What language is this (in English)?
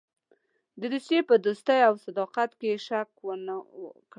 Pashto